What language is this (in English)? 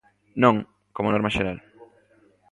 Galician